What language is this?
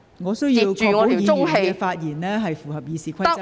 Cantonese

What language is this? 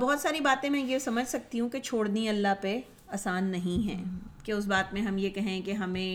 Urdu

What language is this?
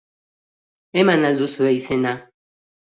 Basque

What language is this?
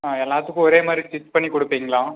Tamil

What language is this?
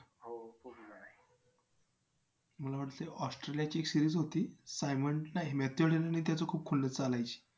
Marathi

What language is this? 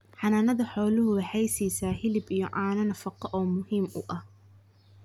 Somali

